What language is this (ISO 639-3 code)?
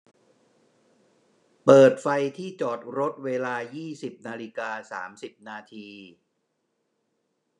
tha